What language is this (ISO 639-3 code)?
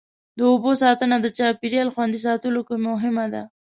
pus